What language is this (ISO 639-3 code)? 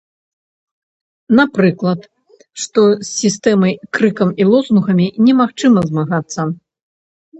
bel